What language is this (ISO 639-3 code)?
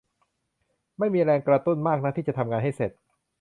tha